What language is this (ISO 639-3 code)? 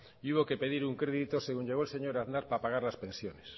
spa